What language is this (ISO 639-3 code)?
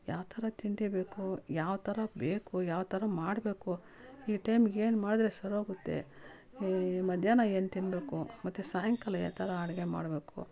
kan